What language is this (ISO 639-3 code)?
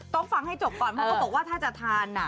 tha